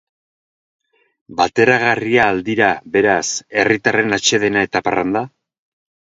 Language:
Basque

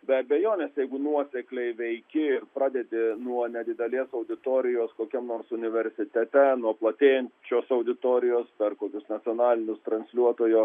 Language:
Lithuanian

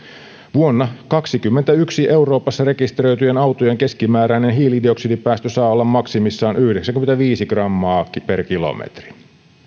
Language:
Finnish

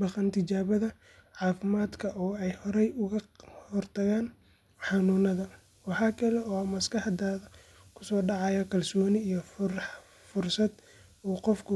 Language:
Somali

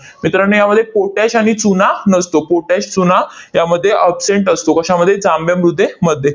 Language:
Marathi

